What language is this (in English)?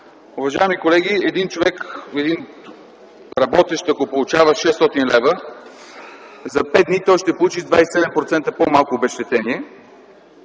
Bulgarian